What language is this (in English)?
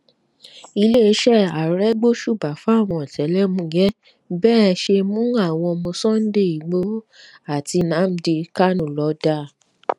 Yoruba